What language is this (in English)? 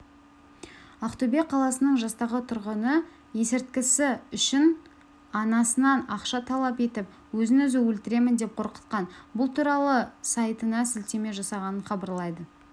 Kazakh